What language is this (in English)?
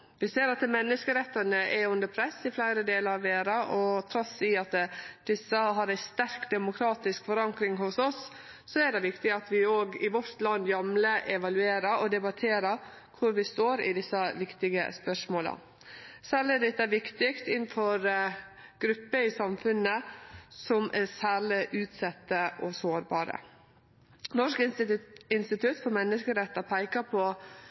Norwegian Nynorsk